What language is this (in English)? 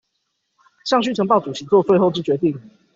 Chinese